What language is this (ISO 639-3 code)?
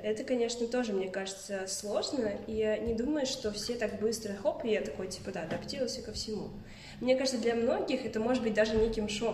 rus